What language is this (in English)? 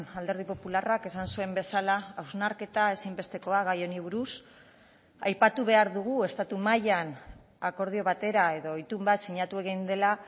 Basque